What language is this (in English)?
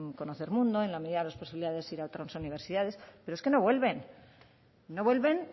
Spanish